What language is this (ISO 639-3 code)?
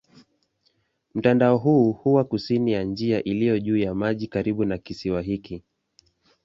swa